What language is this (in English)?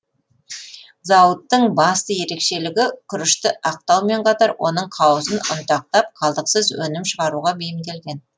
Kazakh